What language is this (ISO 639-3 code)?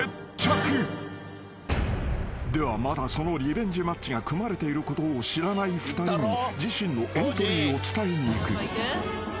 jpn